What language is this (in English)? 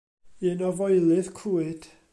Welsh